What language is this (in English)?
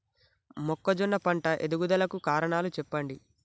Telugu